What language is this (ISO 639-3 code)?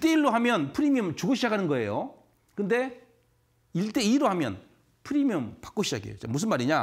kor